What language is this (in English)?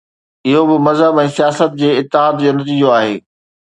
Sindhi